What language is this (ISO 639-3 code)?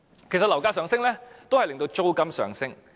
yue